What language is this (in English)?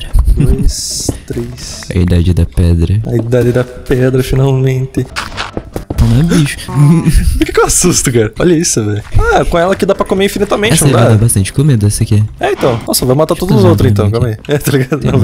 Portuguese